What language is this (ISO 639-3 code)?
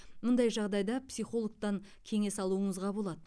kaz